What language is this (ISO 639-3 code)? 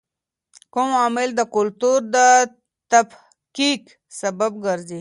pus